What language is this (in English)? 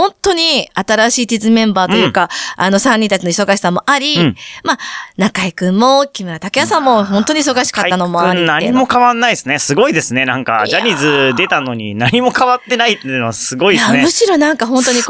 Japanese